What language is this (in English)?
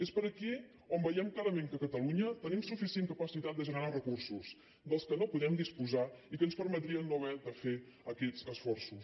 Catalan